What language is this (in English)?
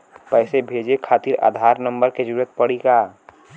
Bhojpuri